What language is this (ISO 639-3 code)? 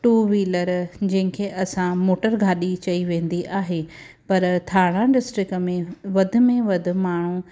snd